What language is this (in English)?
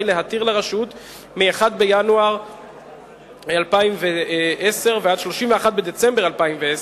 Hebrew